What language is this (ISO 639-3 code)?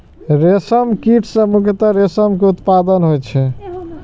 mai